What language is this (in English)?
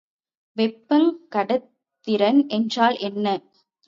Tamil